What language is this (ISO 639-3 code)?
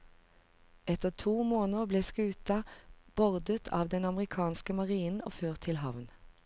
nor